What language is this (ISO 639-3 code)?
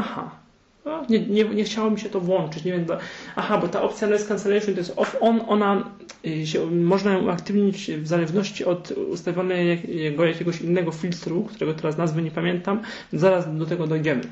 pol